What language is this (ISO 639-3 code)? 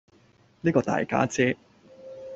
yue